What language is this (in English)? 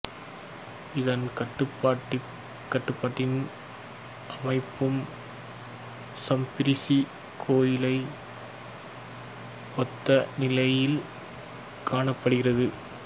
Tamil